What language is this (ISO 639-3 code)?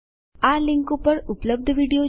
guj